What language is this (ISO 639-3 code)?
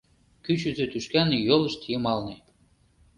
chm